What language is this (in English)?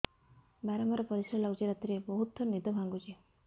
Odia